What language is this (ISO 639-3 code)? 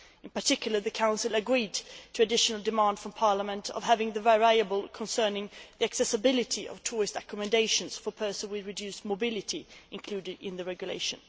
eng